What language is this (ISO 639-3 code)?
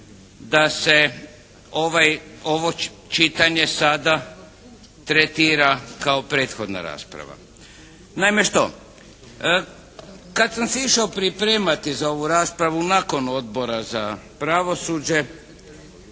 hrv